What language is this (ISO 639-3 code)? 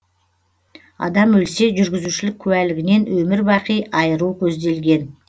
kaz